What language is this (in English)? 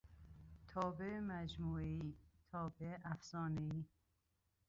Persian